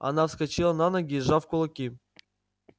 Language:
Russian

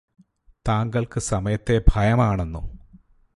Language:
Malayalam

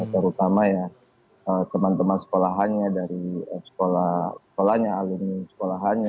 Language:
Indonesian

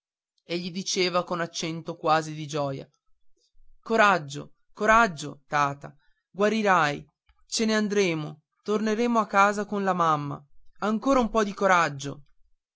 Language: Italian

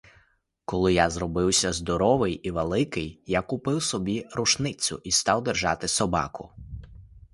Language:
Ukrainian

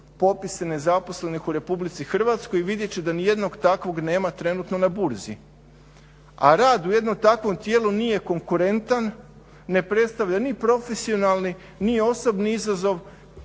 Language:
Croatian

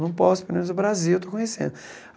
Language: Portuguese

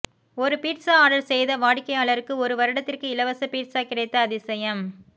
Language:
Tamil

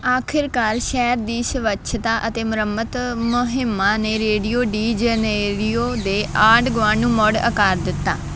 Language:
Punjabi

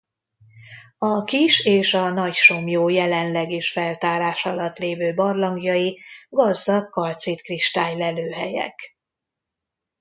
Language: Hungarian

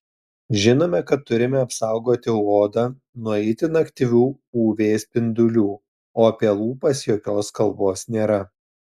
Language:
Lithuanian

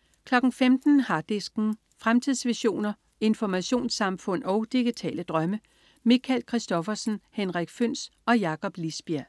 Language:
Danish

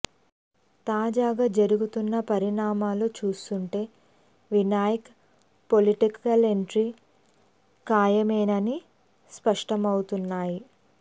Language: Telugu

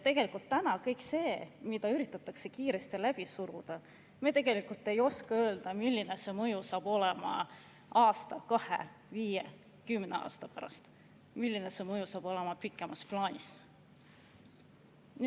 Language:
Estonian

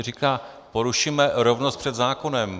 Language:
Czech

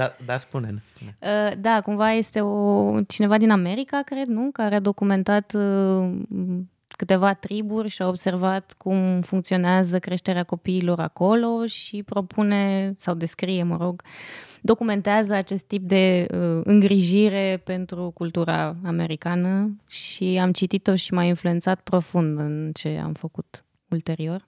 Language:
Romanian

